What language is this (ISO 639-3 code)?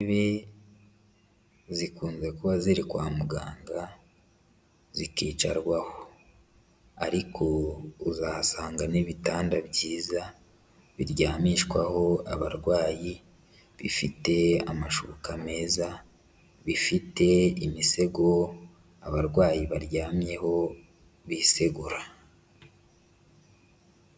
kin